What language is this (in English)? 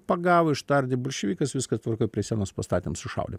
Lithuanian